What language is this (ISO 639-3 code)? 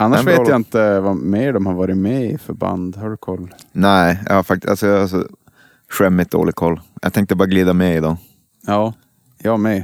swe